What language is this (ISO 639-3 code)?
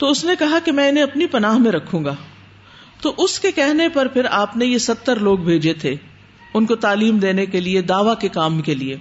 urd